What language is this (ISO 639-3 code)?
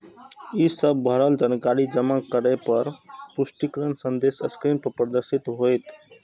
mai